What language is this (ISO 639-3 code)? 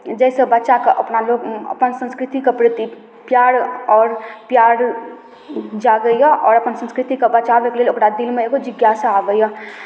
mai